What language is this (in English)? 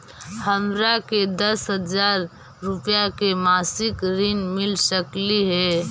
Magahi